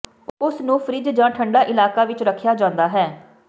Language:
Punjabi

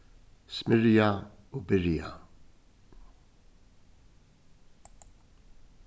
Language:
Faroese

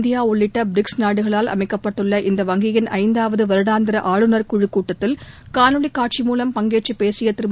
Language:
Tamil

